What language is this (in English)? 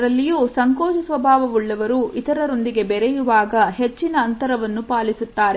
Kannada